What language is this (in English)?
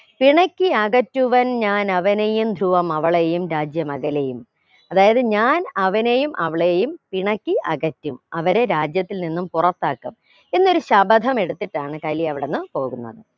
Malayalam